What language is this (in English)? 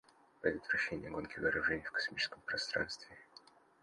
Russian